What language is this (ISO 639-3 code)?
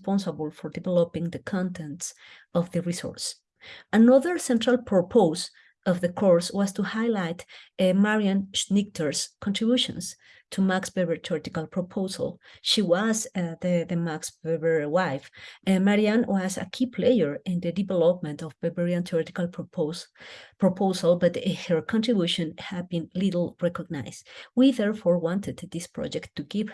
eng